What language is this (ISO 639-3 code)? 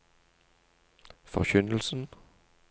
nor